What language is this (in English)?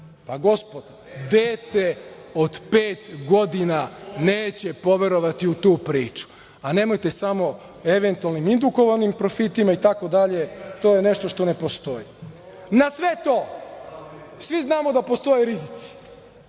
Serbian